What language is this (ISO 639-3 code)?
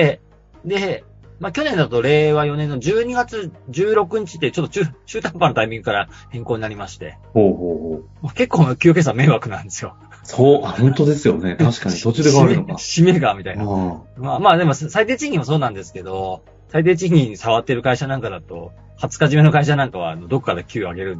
jpn